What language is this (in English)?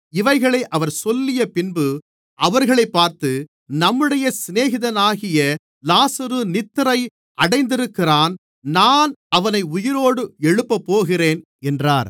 Tamil